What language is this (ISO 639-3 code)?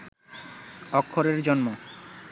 ben